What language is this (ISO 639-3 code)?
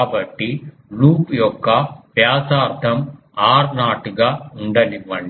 tel